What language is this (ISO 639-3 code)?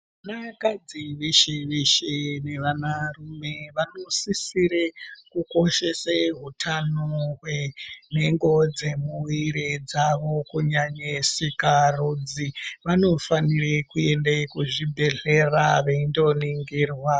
ndc